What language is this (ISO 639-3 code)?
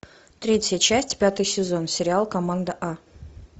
rus